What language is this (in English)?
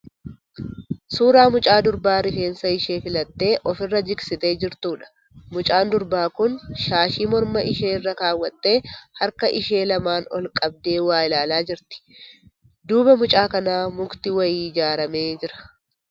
Oromo